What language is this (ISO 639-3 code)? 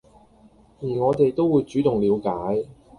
yue